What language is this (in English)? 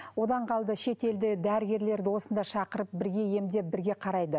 Kazakh